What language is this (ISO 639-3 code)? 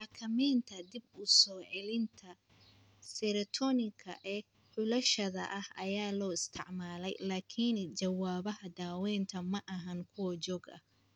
som